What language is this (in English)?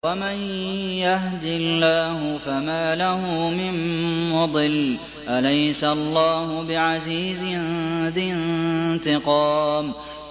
Arabic